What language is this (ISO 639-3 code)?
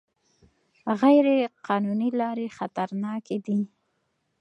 pus